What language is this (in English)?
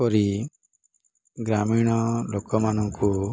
Odia